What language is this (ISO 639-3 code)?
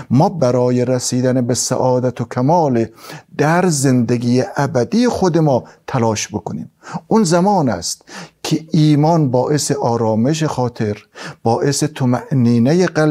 fas